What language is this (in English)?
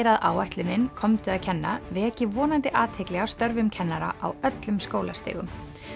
Icelandic